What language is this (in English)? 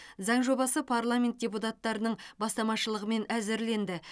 Kazakh